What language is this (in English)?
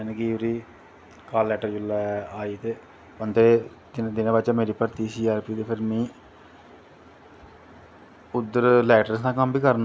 Dogri